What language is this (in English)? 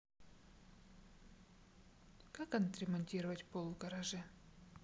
Russian